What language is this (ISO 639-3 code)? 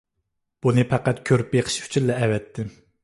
uig